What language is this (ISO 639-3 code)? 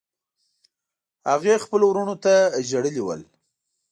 pus